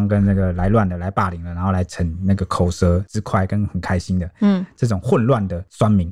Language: Chinese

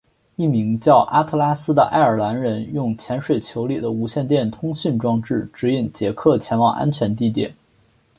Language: Chinese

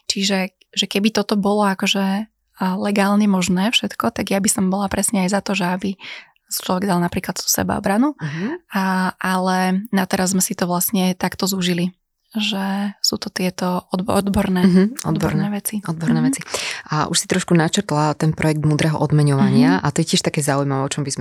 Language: Slovak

